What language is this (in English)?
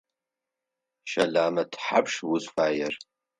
Adyghe